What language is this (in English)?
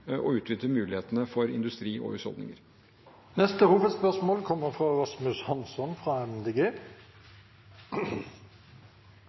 Norwegian Bokmål